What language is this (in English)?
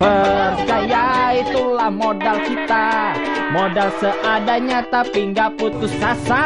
Indonesian